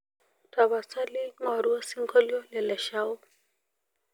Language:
Masai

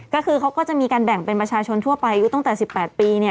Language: Thai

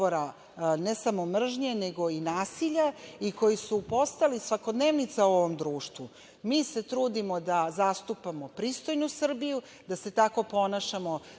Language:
Serbian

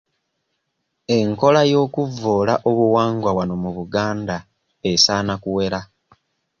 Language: Ganda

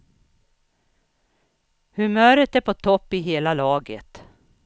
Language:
Swedish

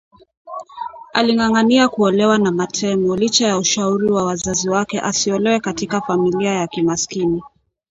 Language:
Swahili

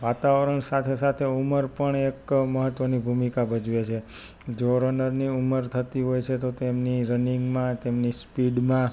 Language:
Gujarati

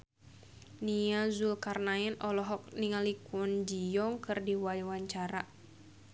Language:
Sundanese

